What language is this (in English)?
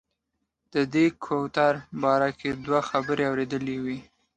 Pashto